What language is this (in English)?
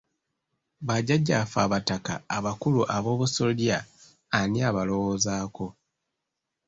Ganda